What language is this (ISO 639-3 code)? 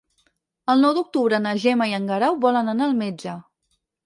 cat